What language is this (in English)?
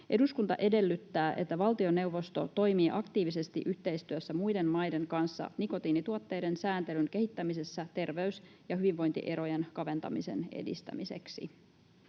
Finnish